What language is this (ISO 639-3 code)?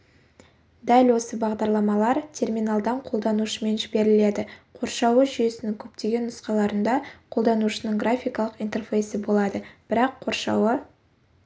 kaz